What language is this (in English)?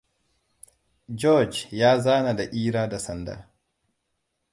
Hausa